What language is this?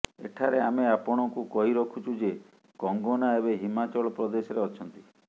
Odia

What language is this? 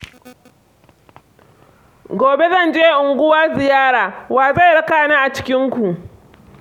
Hausa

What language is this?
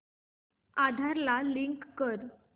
Marathi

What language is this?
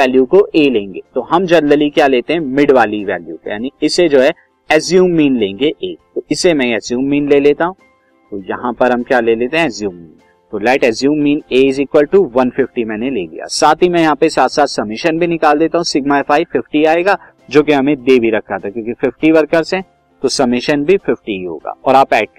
Hindi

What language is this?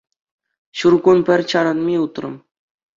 Chuvash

